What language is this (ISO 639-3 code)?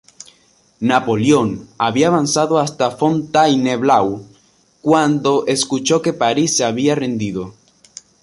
spa